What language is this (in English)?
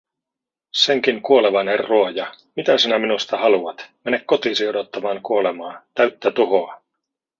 Finnish